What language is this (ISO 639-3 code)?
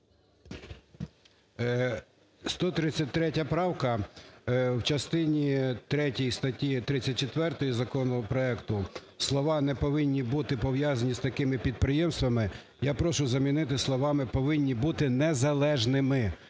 ukr